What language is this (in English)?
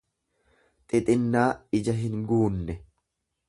Oromo